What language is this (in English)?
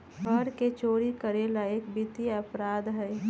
Magahi